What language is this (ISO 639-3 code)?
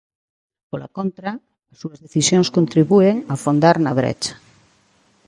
glg